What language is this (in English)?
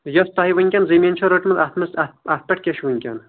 Kashmiri